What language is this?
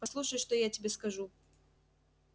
Russian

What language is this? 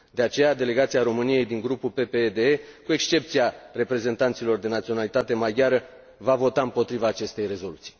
Romanian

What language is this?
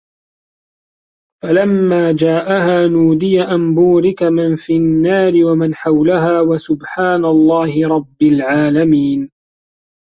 Arabic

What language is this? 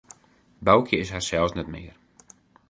Western Frisian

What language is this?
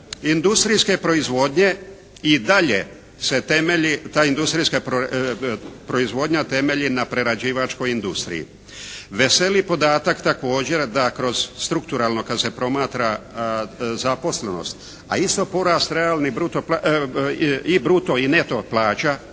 Croatian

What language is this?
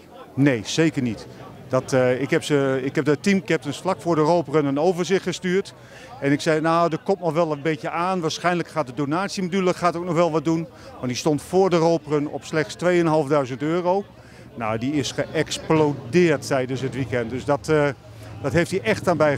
Dutch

